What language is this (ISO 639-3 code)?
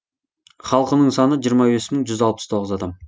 kaz